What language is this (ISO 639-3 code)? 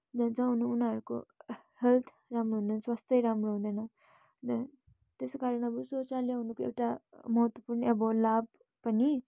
nep